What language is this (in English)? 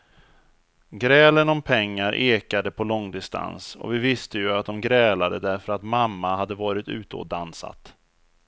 Swedish